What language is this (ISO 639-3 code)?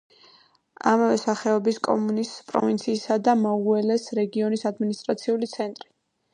kat